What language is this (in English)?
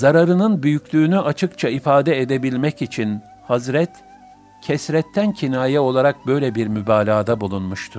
Turkish